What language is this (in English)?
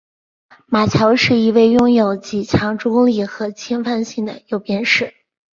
Chinese